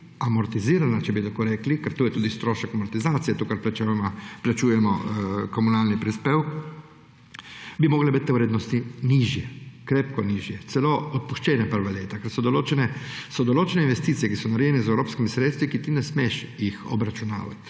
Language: Slovenian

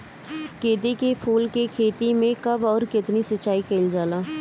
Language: Bhojpuri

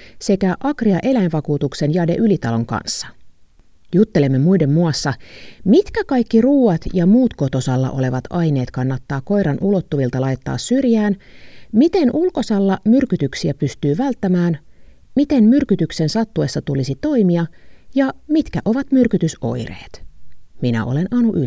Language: Finnish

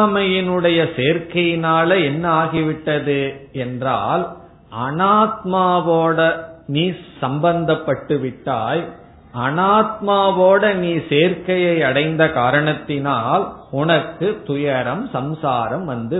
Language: Tamil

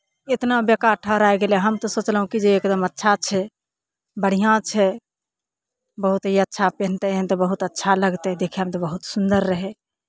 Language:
Maithili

